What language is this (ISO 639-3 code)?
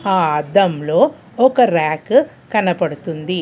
tel